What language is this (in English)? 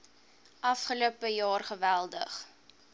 Afrikaans